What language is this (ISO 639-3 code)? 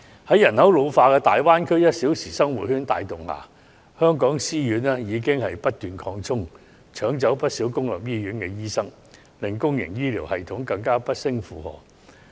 yue